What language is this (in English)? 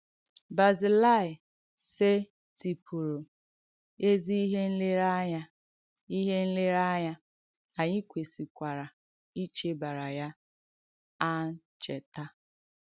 Igbo